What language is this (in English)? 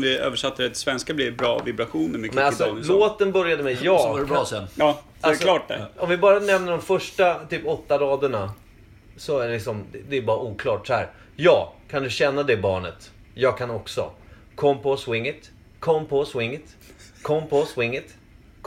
Swedish